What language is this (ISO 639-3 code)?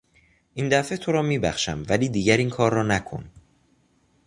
fas